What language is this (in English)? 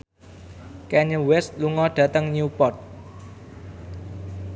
Javanese